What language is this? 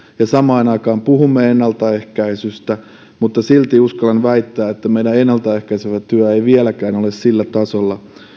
Finnish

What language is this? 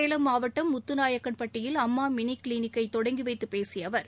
Tamil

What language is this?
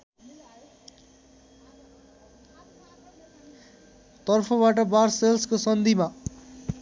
Nepali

